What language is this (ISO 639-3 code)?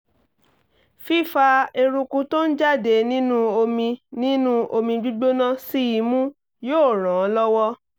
yor